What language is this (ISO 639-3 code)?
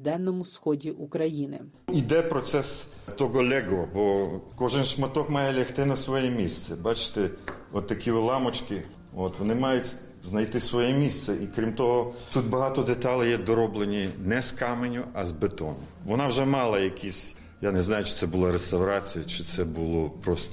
ukr